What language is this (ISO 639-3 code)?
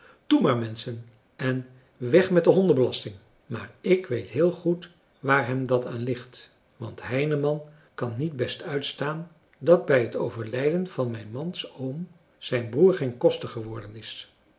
nld